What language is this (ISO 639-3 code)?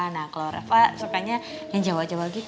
ind